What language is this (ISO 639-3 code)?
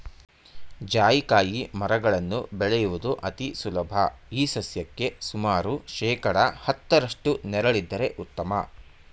kan